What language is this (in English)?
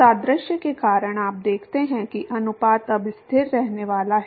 Hindi